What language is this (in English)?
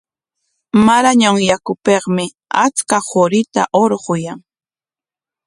Corongo Ancash Quechua